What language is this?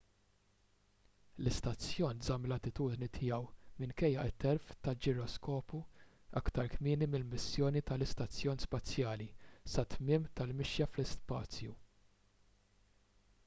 Maltese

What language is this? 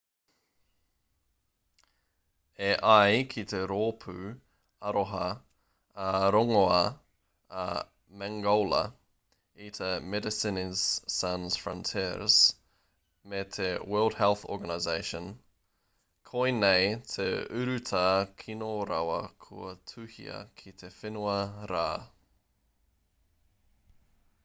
Māori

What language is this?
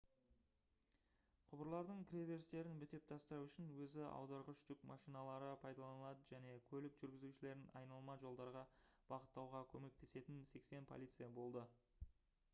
Kazakh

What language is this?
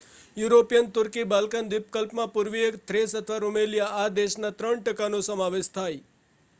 Gujarati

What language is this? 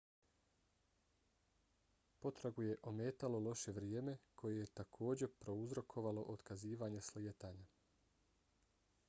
Bosnian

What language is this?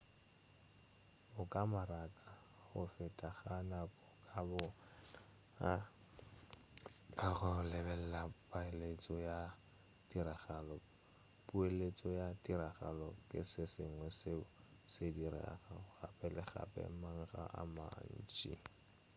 Northern Sotho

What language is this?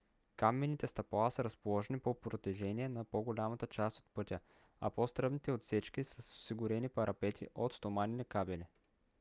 Bulgarian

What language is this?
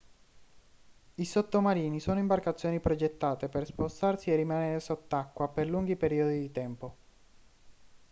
Italian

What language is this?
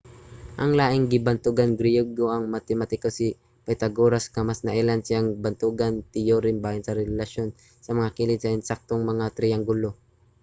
Cebuano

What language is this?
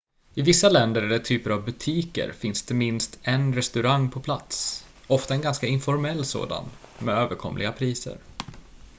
Swedish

